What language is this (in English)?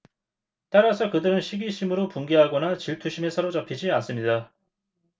Korean